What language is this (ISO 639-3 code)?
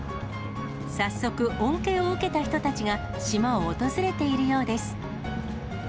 jpn